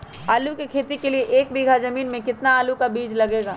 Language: Magahi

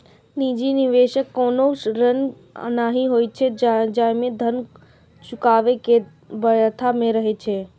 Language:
Maithili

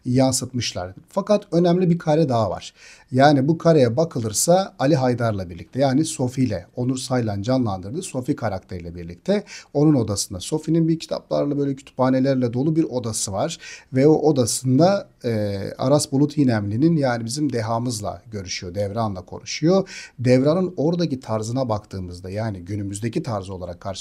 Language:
Turkish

